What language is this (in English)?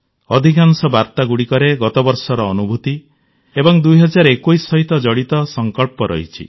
Odia